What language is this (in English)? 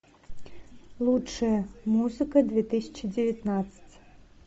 Russian